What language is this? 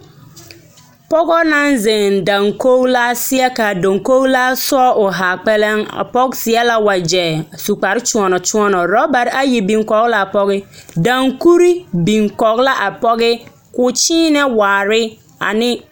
Southern Dagaare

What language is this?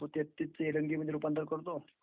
Marathi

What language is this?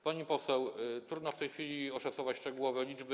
Polish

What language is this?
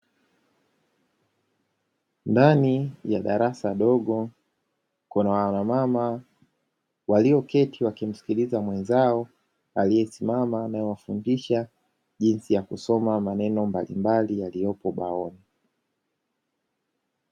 Swahili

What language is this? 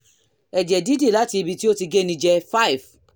Yoruba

